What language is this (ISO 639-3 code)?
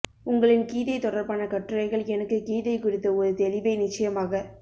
tam